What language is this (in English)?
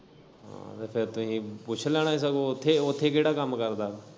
Punjabi